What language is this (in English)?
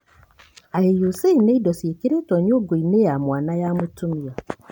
Kikuyu